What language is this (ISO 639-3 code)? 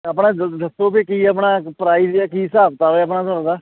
pan